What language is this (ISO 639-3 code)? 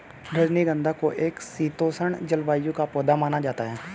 hin